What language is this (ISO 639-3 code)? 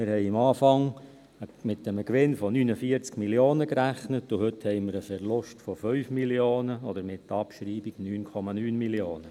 gsw